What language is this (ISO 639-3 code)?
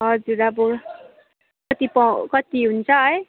nep